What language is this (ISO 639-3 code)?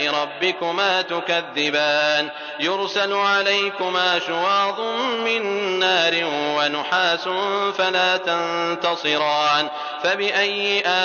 ara